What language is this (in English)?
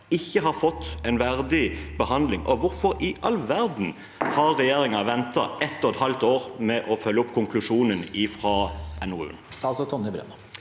Norwegian